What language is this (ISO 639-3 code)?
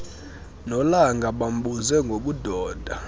xho